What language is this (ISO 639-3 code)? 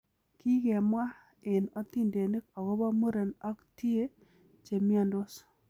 kln